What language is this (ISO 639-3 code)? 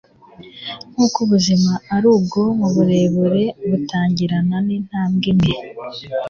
kin